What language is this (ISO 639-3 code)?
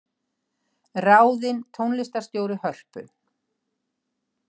isl